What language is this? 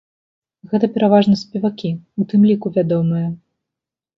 Belarusian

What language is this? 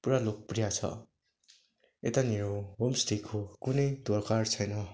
Nepali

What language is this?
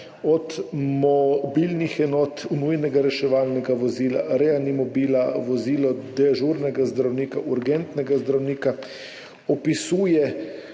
Slovenian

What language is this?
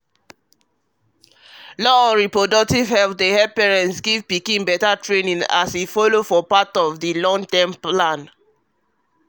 Nigerian Pidgin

